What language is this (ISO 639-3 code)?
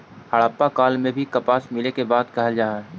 mag